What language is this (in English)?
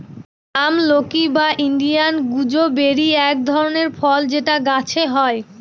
Bangla